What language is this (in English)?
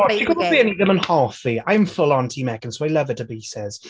Welsh